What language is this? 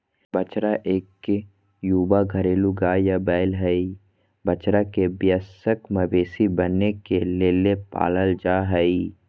Magahi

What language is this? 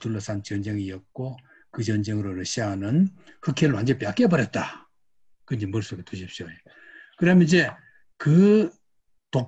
Korean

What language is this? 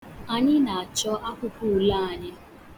Igbo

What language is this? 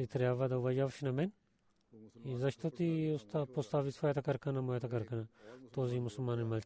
Bulgarian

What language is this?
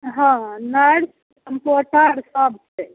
Maithili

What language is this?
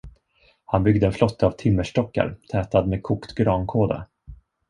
Swedish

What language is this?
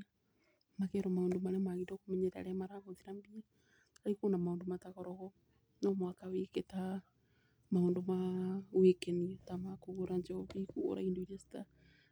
Kikuyu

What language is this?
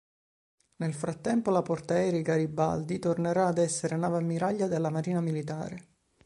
Italian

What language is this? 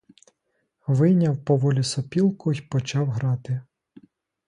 Ukrainian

